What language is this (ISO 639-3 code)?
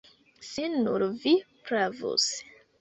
epo